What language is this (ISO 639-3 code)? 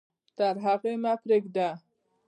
pus